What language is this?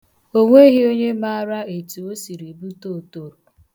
Igbo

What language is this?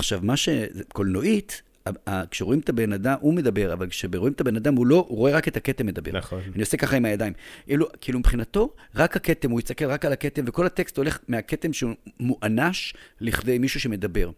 Hebrew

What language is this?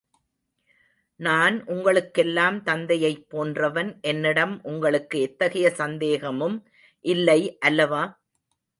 Tamil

